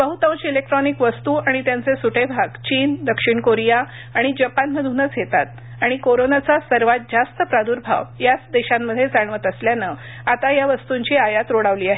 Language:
Marathi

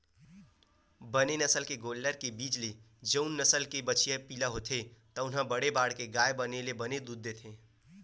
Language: Chhattisgarhi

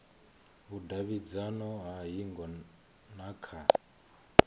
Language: Venda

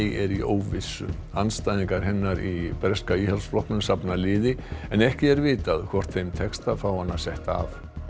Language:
Icelandic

